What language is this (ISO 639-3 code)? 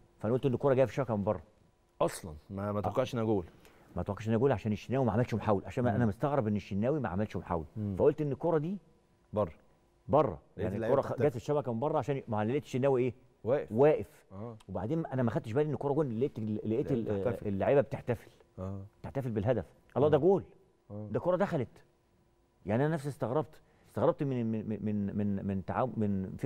ara